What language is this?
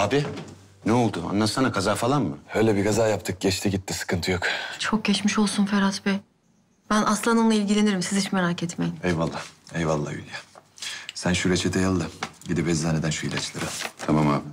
Turkish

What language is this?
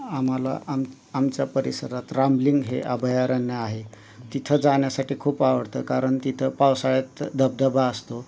Marathi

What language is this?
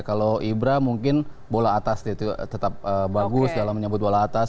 Indonesian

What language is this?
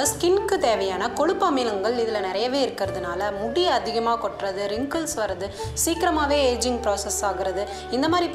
Romanian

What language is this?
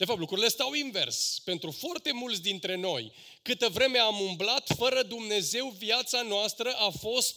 Romanian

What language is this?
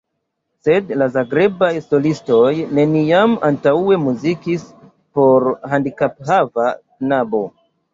Esperanto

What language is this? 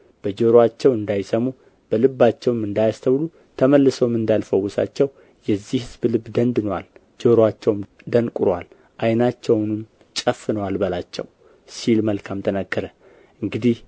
Amharic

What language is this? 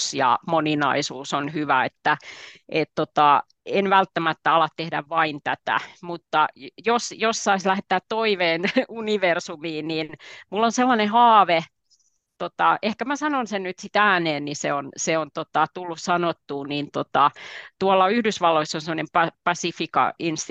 Finnish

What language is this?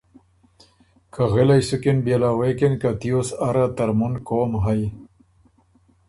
Ormuri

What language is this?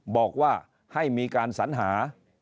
Thai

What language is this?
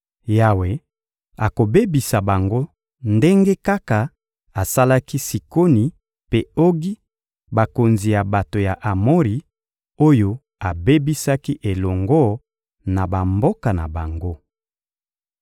Lingala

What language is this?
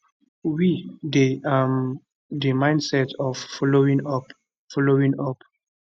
Nigerian Pidgin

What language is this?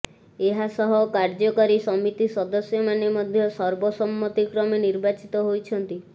Odia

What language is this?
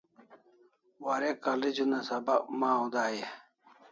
Kalasha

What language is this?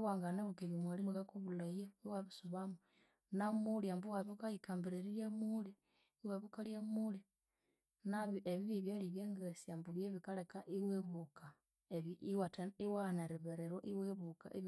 Konzo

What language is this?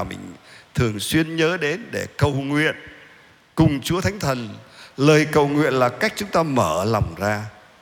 Vietnamese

